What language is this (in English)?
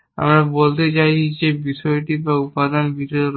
Bangla